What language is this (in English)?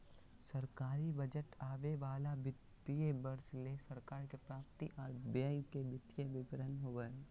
Magahi